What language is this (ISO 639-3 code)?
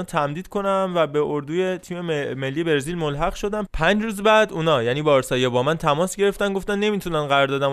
fas